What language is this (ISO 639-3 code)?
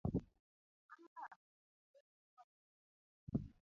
luo